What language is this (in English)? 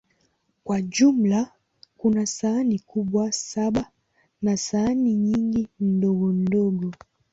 Swahili